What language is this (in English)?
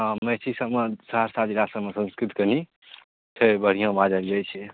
Maithili